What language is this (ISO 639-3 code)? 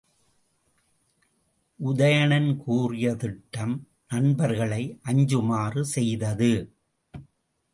tam